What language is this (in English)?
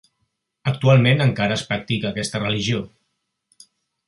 Catalan